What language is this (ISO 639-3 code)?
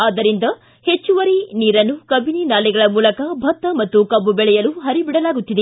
kan